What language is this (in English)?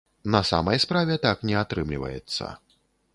Belarusian